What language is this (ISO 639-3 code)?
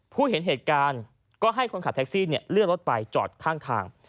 tha